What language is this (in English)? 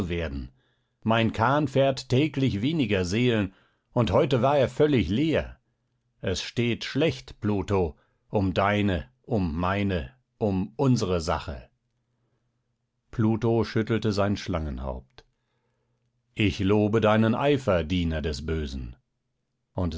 German